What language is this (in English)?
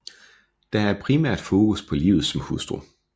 Danish